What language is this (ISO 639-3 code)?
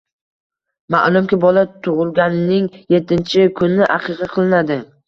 uzb